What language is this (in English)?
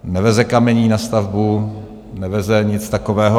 Czech